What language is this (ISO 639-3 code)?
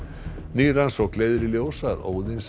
isl